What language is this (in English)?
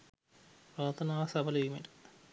Sinhala